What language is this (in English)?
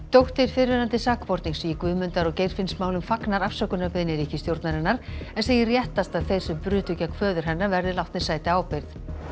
Icelandic